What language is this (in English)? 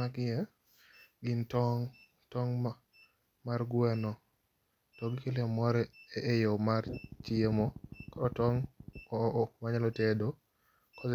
Luo (Kenya and Tanzania)